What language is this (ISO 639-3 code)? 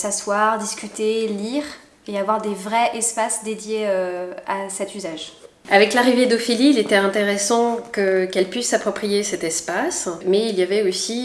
fra